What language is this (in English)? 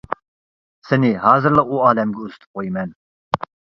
Uyghur